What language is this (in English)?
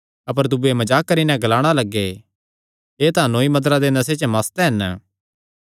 Kangri